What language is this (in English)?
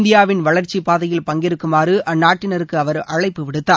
Tamil